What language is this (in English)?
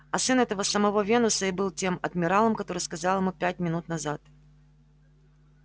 Russian